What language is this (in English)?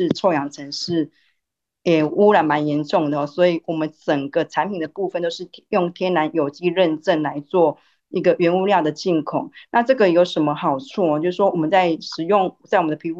Chinese